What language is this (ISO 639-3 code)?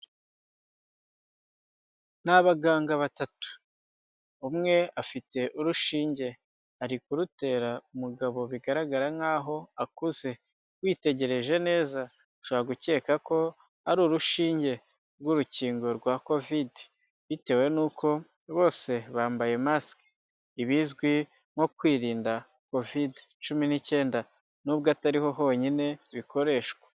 kin